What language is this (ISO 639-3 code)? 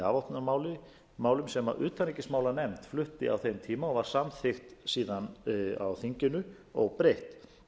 isl